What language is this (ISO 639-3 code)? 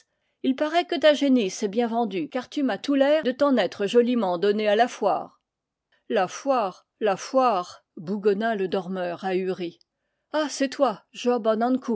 fra